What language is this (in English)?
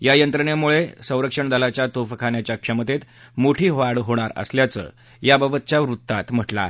Marathi